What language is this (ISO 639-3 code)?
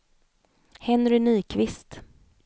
swe